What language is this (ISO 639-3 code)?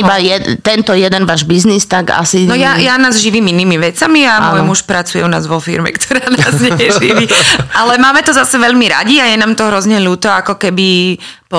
slk